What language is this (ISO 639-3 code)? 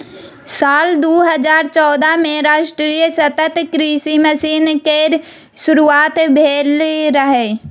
mai